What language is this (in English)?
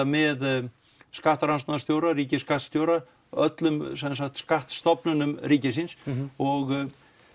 Icelandic